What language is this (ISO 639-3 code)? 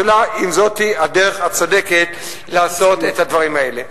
heb